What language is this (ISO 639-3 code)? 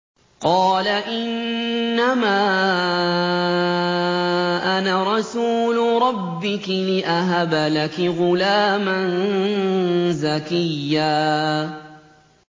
ara